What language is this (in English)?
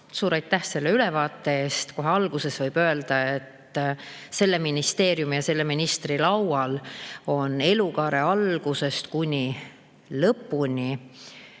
Estonian